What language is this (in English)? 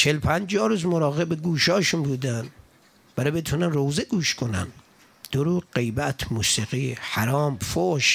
Persian